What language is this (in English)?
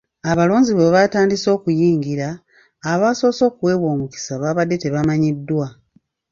Ganda